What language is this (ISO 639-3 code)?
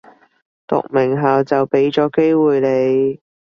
yue